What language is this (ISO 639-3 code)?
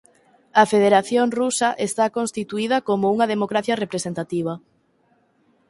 glg